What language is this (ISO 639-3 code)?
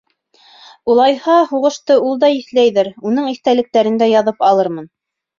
bak